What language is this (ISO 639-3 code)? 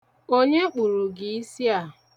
ibo